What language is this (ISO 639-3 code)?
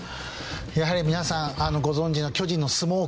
jpn